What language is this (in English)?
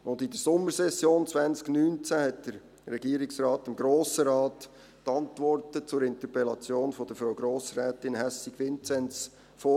Swiss German